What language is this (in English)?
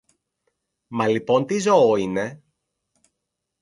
Greek